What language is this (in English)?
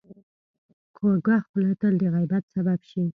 Pashto